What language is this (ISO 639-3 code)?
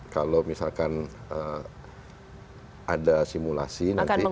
ind